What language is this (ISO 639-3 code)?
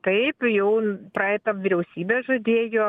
lit